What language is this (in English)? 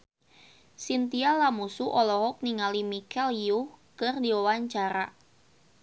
Sundanese